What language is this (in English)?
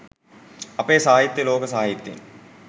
Sinhala